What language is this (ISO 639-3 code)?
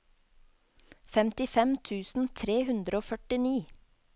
nor